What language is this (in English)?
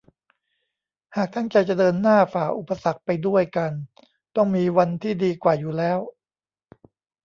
Thai